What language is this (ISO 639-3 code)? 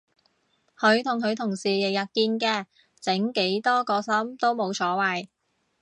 yue